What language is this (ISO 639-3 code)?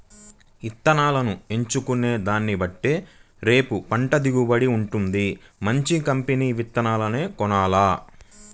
tel